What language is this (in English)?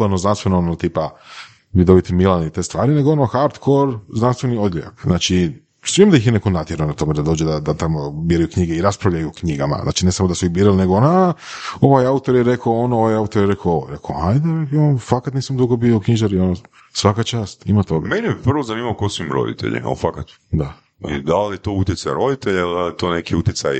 Croatian